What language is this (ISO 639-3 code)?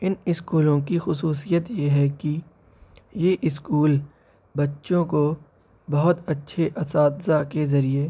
urd